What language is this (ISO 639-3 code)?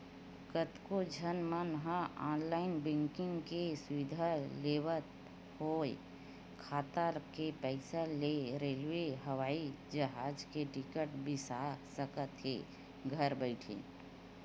hne